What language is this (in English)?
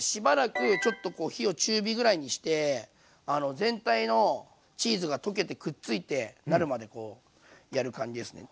Japanese